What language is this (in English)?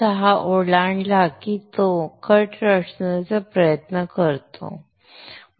Marathi